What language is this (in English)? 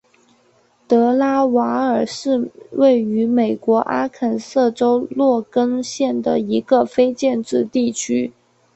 Chinese